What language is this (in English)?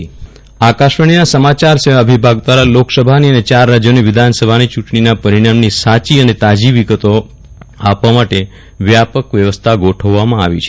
Gujarati